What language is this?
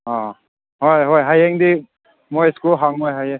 Manipuri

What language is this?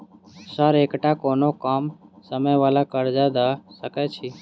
Maithili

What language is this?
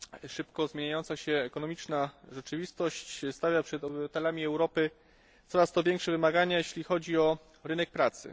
Polish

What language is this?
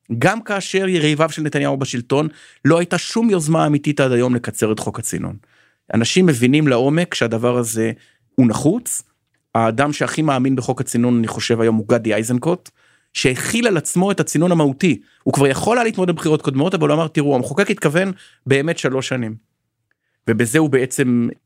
Hebrew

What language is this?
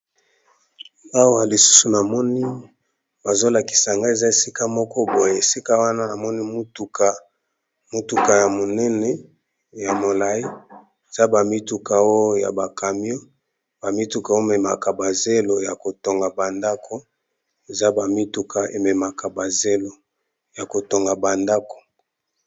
Lingala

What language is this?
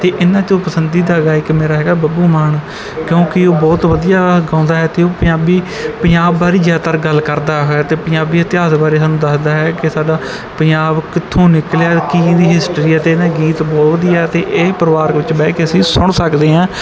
Punjabi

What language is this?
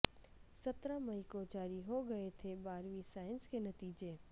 Urdu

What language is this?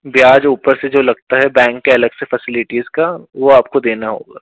Hindi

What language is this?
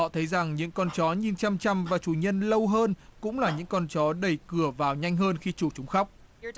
Vietnamese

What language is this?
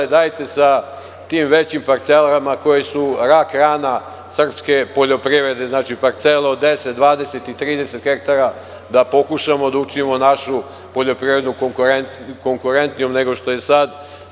Serbian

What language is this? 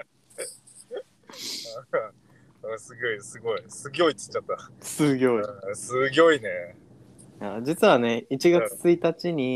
Japanese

